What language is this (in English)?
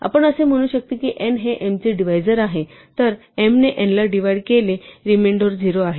Marathi